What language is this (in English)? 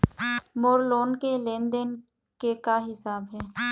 Chhattisgarhi